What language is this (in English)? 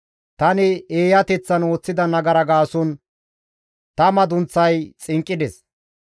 Gamo